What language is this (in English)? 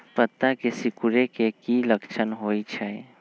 Magahi